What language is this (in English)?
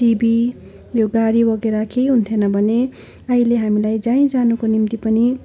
Nepali